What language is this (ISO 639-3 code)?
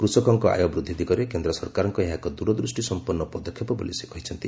ori